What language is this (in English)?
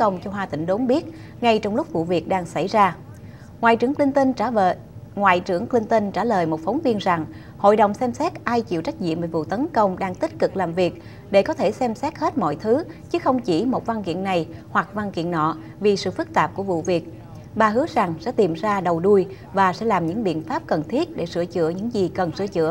Vietnamese